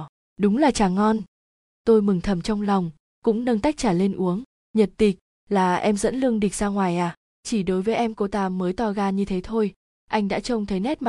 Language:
Vietnamese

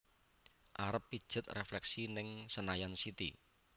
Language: Javanese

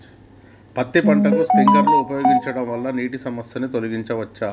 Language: Telugu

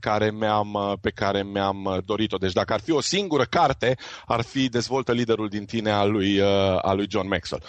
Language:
Romanian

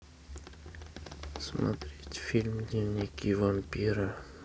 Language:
Russian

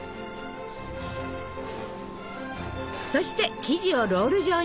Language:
Japanese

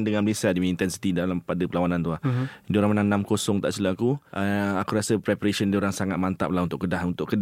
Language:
Malay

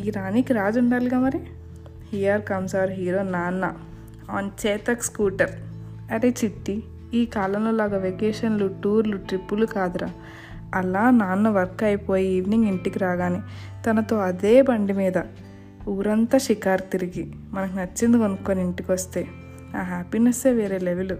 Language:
Telugu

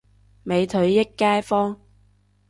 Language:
Cantonese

